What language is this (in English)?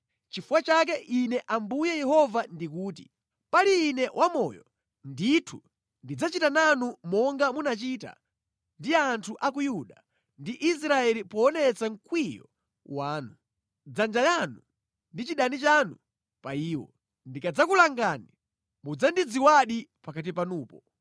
Nyanja